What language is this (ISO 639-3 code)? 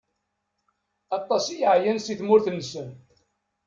kab